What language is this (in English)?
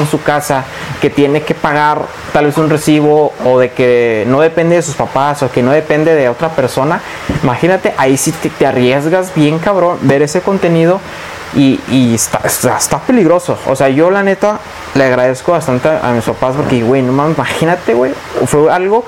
Spanish